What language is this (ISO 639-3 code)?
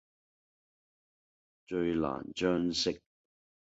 yue